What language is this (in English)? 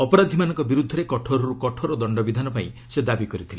Odia